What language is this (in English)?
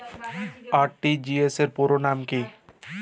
Bangla